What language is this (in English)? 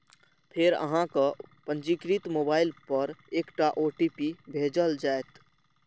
Maithili